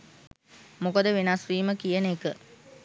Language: Sinhala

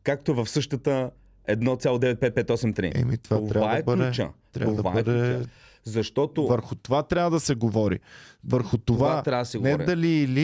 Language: Bulgarian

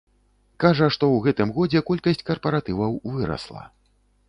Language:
Belarusian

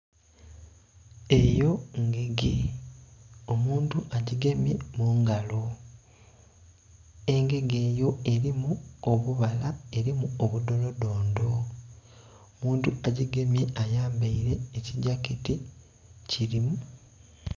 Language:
Soga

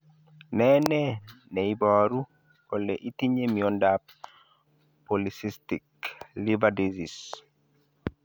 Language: Kalenjin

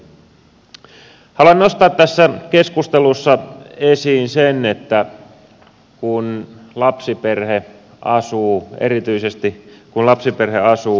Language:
Finnish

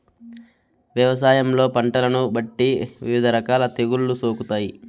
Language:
Telugu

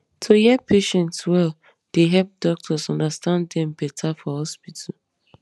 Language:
Nigerian Pidgin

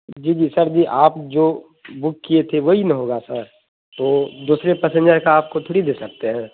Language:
Urdu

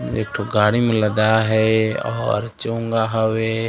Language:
Chhattisgarhi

